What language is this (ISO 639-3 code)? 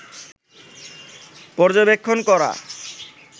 ben